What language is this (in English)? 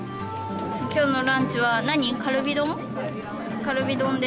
Japanese